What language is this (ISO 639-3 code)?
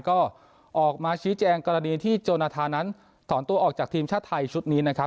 tha